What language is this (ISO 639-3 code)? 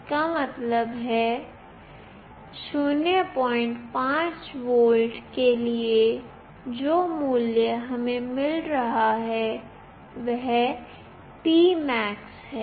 hin